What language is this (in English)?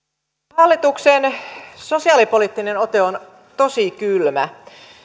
Finnish